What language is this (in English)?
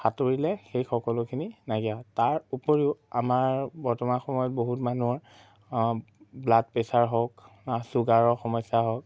Assamese